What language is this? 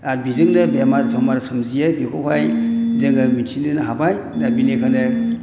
Bodo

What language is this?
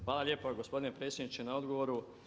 Croatian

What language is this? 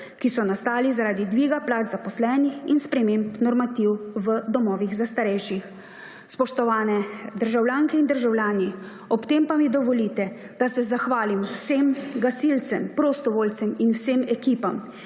Slovenian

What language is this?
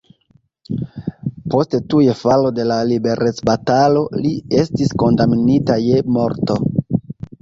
Esperanto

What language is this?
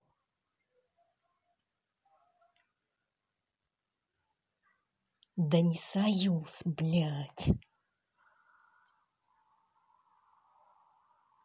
Russian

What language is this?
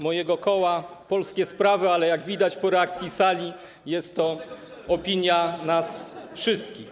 Polish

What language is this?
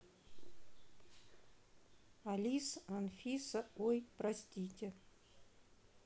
Russian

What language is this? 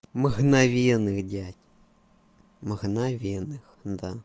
Russian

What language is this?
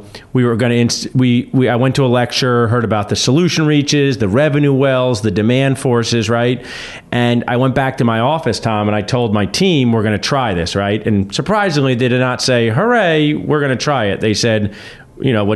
English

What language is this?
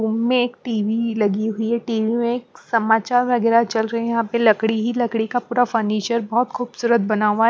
Hindi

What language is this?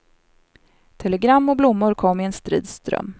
Swedish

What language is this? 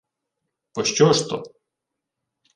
Ukrainian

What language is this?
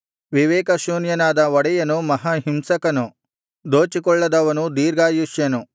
Kannada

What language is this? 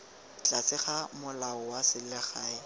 Tswana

